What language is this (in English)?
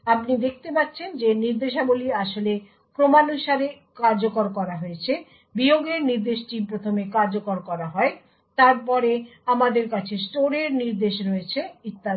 Bangla